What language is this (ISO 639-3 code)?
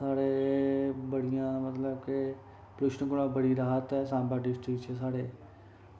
doi